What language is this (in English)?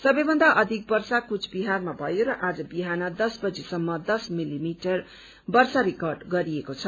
Nepali